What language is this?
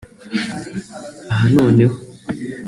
Kinyarwanda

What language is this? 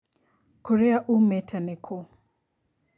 Kikuyu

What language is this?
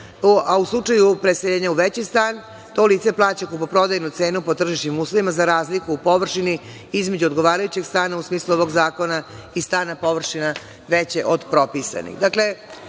Serbian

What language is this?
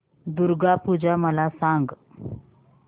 Marathi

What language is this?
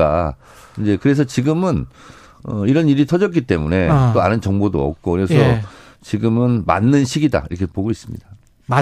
Korean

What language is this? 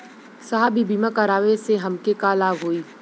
Bhojpuri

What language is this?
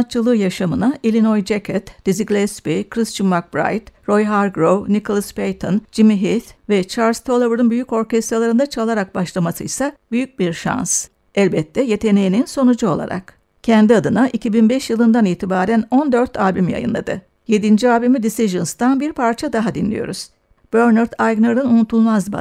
Turkish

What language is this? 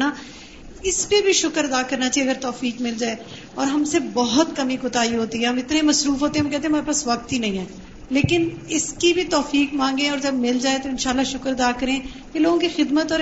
Urdu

